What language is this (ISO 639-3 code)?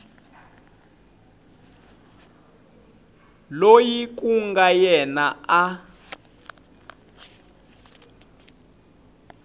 tso